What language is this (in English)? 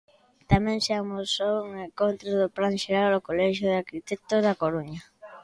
Galician